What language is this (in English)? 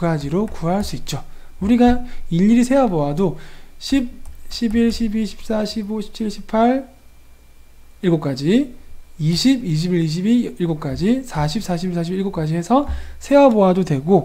Korean